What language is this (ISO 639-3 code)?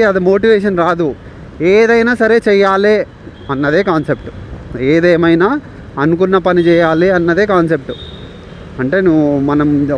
tel